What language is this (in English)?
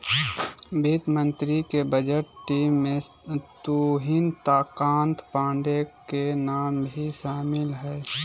Magahi